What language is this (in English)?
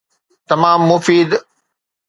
Sindhi